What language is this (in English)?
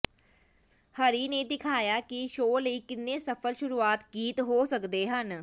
Punjabi